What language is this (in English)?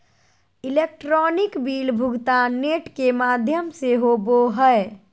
Magahi